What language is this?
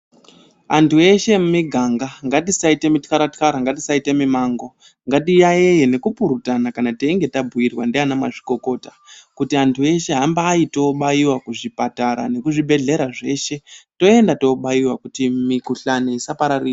Ndau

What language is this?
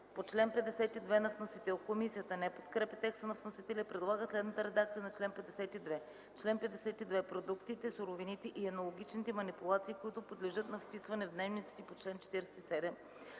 Bulgarian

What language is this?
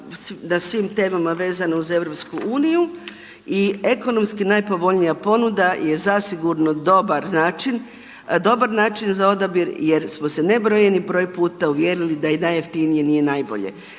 Croatian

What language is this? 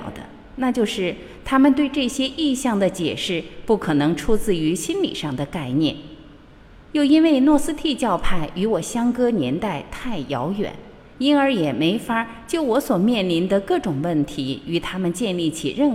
Chinese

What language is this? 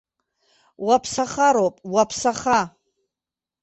Abkhazian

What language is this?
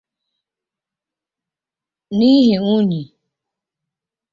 Igbo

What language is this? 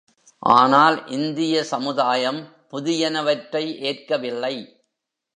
Tamil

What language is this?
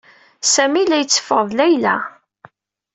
Kabyle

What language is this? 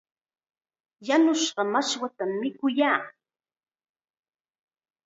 Chiquián Ancash Quechua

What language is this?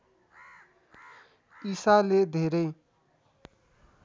Nepali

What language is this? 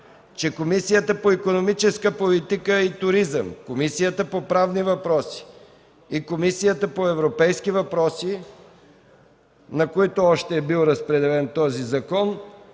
Bulgarian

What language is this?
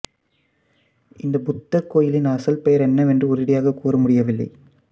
Tamil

